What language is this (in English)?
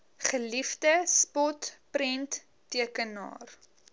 Afrikaans